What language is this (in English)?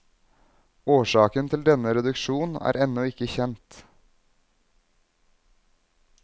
Norwegian